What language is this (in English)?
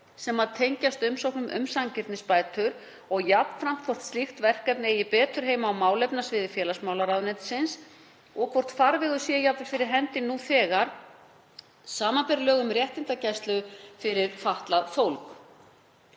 Icelandic